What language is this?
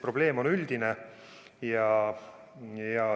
Estonian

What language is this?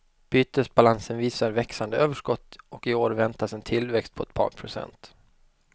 Swedish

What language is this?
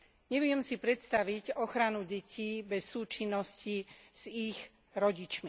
Slovak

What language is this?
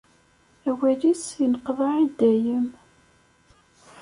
Kabyle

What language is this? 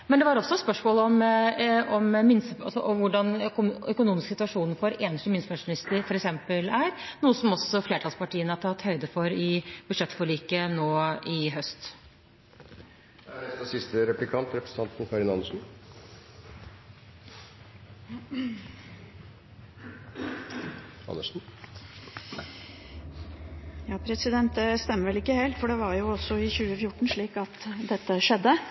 Norwegian Bokmål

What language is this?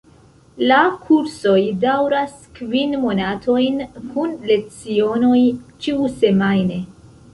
Esperanto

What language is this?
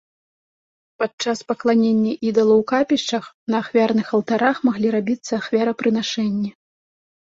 Belarusian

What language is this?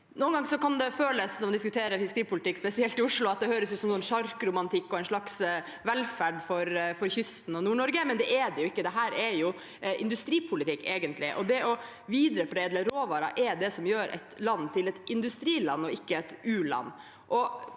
Norwegian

